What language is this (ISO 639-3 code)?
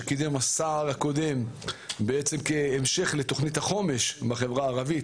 heb